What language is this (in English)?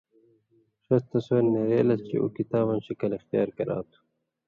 Indus Kohistani